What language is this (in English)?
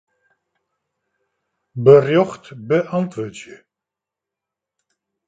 Western Frisian